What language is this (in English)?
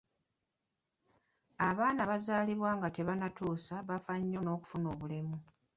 Ganda